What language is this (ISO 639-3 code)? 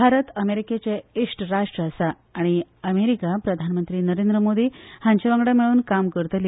kok